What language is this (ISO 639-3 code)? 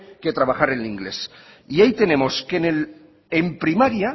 spa